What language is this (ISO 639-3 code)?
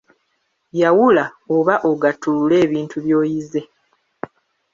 lug